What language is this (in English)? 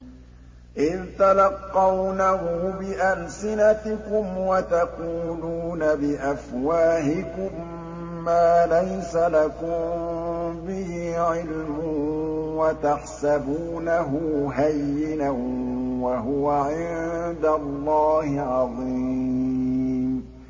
Arabic